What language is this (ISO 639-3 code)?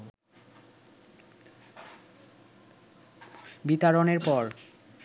ben